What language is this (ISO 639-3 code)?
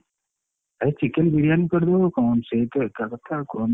ori